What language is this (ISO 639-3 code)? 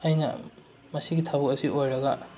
mni